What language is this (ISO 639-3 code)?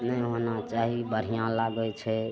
mai